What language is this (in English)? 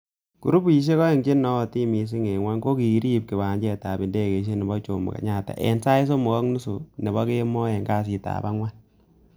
Kalenjin